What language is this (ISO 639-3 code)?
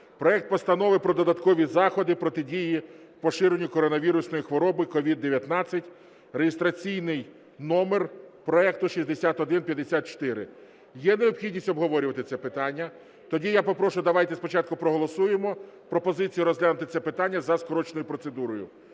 ukr